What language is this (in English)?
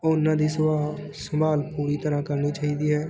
Punjabi